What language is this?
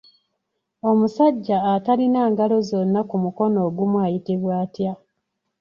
Ganda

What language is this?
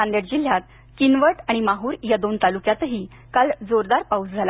Marathi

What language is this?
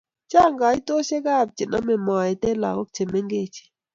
Kalenjin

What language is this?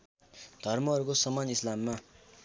Nepali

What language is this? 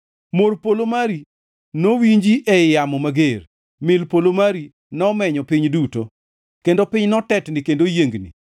Luo (Kenya and Tanzania)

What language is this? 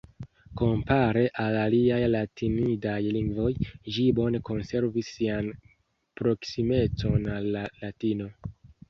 Esperanto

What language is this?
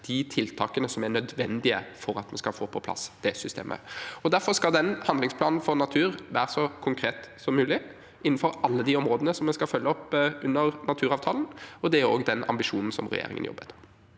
Norwegian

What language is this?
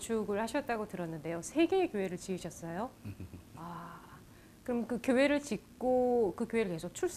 Korean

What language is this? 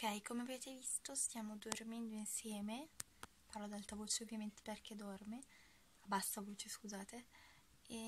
Italian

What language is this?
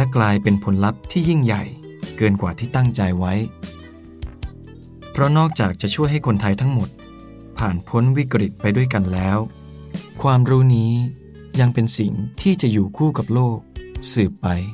Thai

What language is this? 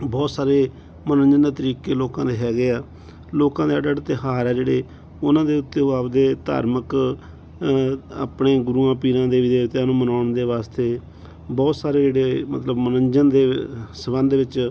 Punjabi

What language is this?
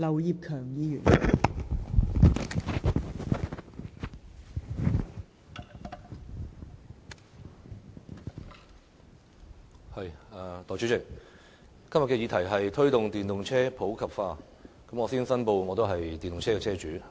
Cantonese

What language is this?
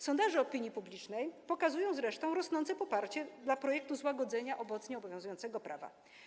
Polish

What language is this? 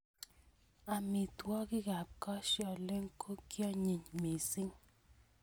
Kalenjin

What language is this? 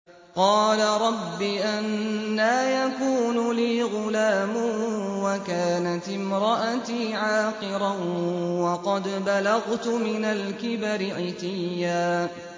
Arabic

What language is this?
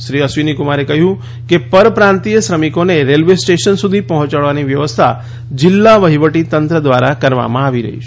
Gujarati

